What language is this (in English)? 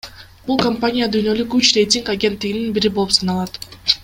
Kyrgyz